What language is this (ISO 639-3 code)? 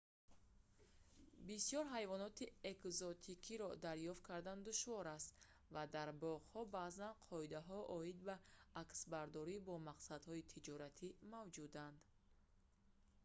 tgk